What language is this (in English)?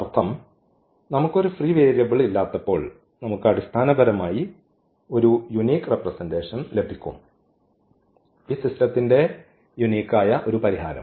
Malayalam